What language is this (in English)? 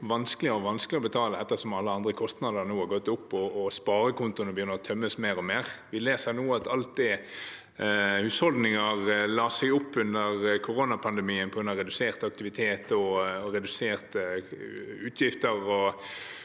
Norwegian